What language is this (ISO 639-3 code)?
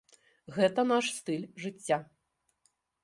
bel